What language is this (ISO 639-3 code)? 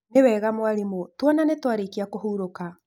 kik